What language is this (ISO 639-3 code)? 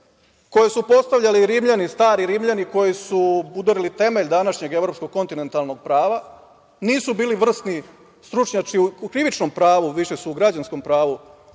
srp